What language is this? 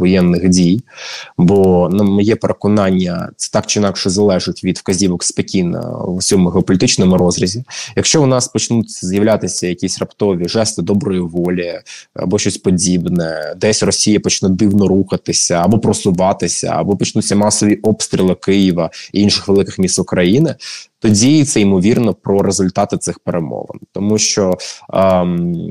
Ukrainian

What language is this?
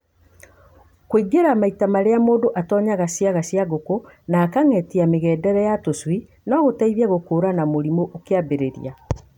Kikuyu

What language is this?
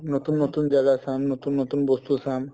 Assamese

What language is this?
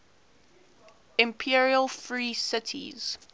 English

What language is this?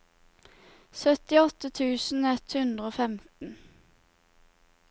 Norwegian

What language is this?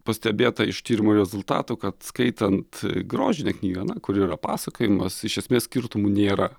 Lithuanian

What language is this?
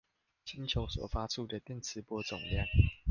Chinese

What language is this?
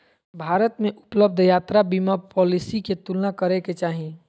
Magahi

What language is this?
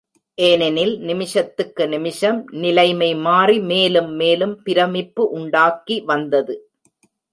Tamil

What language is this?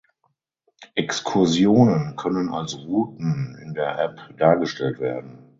German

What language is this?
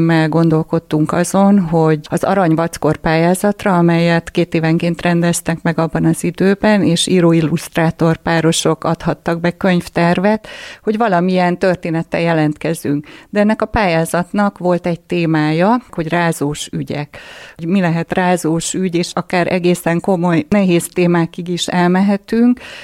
Hungarian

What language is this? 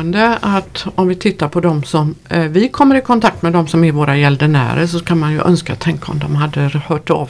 Swedish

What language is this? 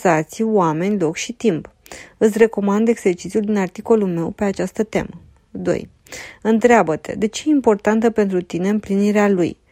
Romanian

